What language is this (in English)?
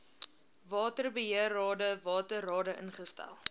Afrikaans